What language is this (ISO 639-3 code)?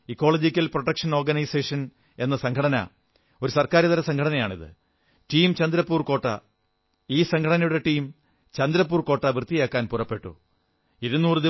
mal